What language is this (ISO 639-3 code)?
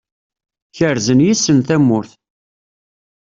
kab